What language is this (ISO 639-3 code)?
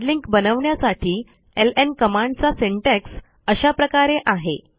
mar